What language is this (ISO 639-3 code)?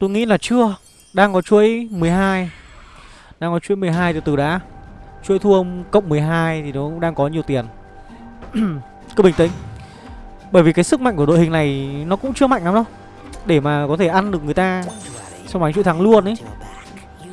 vie